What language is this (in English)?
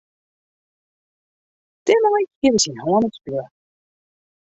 Western Frisian